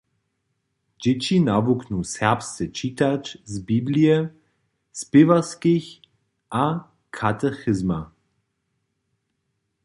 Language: Upper Sorbian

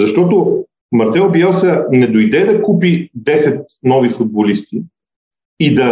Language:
Bulgarian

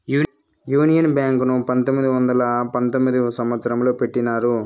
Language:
Telugu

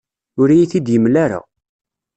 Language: Kabyle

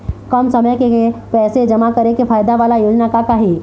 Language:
Chhattisgarhi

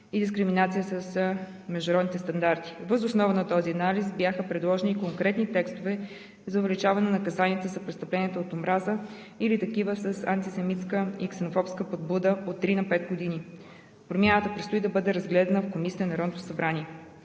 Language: Bulgarian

